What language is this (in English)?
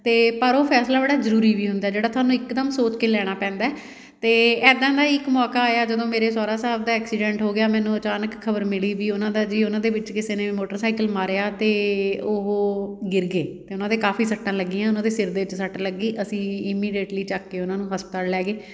Punjabi